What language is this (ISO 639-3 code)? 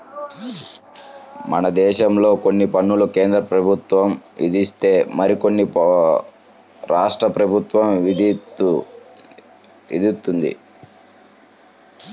tel